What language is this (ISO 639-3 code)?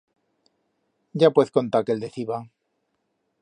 arg